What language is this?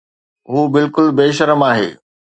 Sindhi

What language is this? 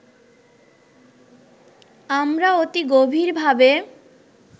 Bangla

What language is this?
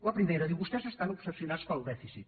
Catalan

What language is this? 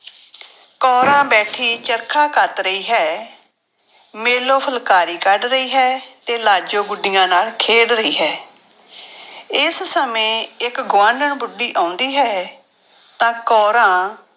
Punjabi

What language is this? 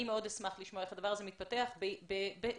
Hebrew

